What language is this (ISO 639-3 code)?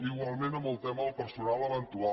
cat